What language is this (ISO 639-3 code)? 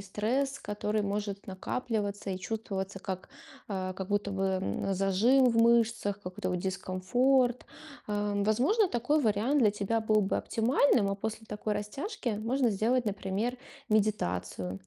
rus